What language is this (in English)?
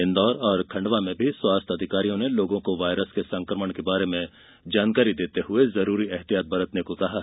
Hindi